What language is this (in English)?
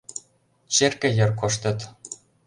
Mari